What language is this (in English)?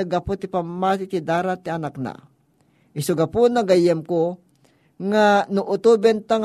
Filipino